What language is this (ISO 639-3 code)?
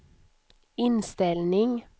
swe